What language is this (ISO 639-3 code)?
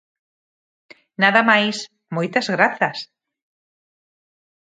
glg